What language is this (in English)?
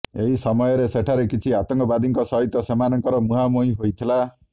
Odia